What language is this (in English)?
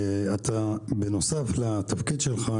Hebrew